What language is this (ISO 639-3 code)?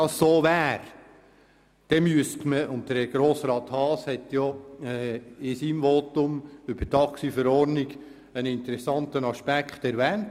gsw